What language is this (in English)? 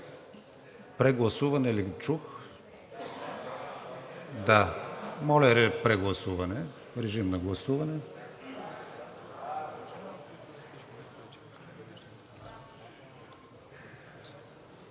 Bulgarian